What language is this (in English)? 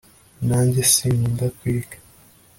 Kinyarwanda